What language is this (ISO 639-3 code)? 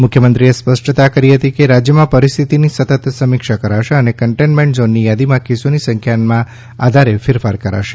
guj